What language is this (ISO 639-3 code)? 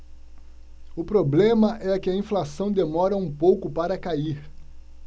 por